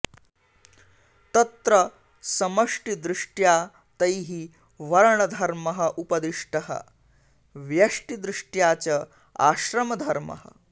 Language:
Sanskrit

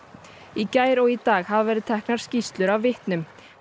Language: Icelandic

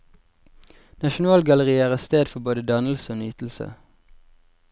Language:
Norwegian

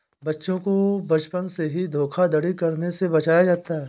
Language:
Hindi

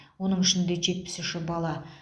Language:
Kazakh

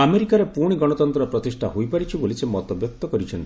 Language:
Odia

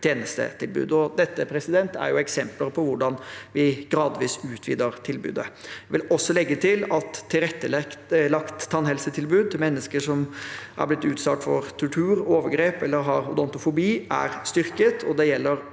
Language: Norwegian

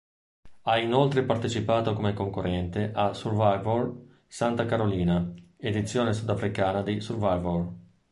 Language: Italian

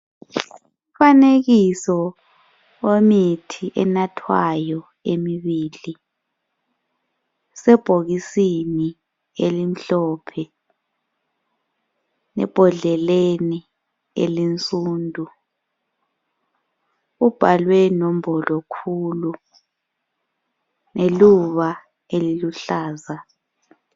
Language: North Ndebele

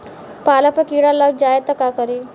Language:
Bhojpuri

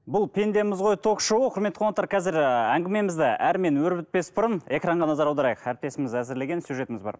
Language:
Kazakh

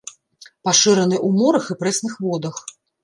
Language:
Belarusian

